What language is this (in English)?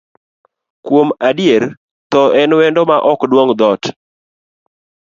Luo (Kenya and Tanzania)